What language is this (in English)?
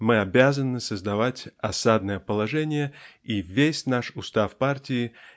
Russian